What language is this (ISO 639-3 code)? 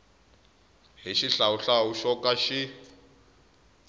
tso